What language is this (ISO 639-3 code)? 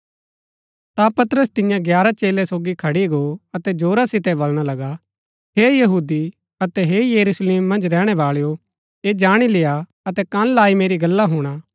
gbk